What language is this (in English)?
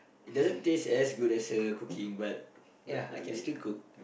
English